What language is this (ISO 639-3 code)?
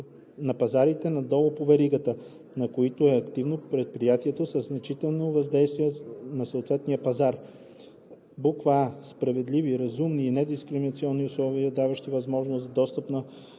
bul